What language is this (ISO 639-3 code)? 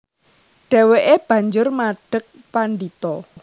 jav